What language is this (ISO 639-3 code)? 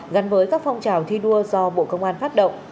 vie